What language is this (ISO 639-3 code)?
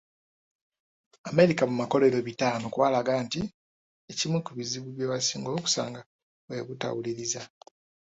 lug